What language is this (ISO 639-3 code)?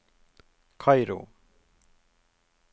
nor